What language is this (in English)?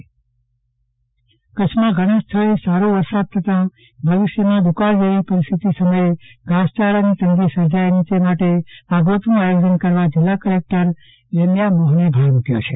Gujarati